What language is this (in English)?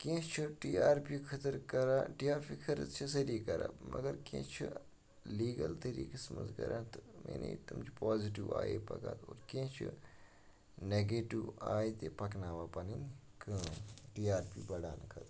Kashmiri